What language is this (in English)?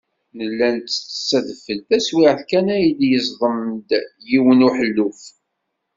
Kabyle